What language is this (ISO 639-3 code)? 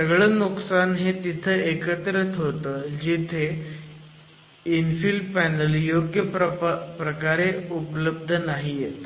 mar